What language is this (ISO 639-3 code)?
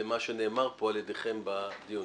heb